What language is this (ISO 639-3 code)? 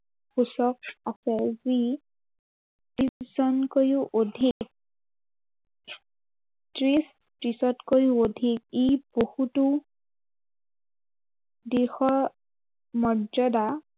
asm